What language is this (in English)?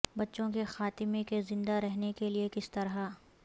Urdu